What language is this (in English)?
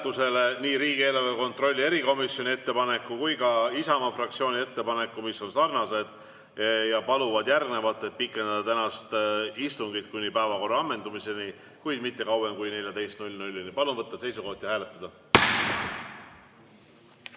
Estonian